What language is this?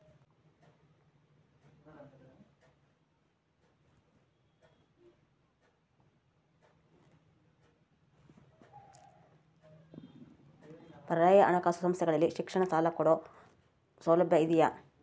Kannada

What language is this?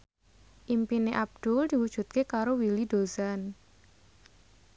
Javanese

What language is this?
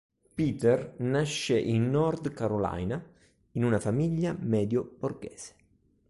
Italian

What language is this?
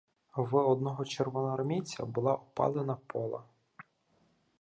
Ukrainian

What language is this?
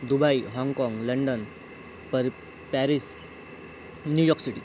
Marathi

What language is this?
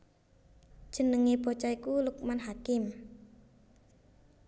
Javanese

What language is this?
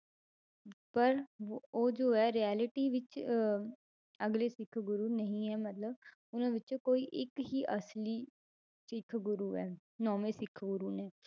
Punjabi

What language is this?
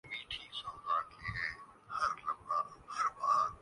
Urdu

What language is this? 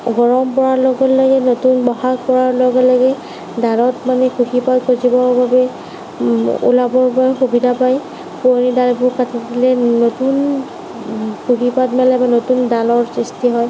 Assamese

